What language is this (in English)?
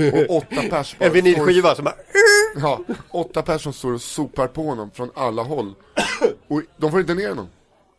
Swedish